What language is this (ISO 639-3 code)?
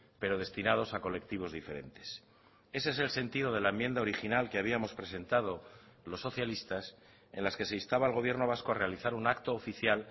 spa